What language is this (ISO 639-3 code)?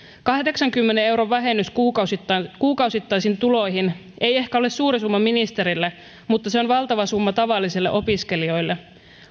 fin